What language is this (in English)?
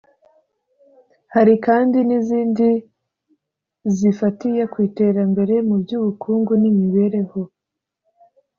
Kinyarwanda